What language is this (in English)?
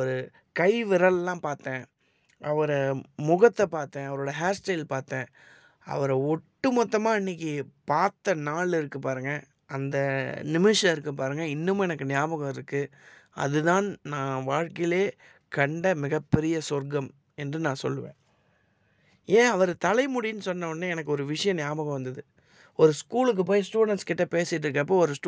Tamil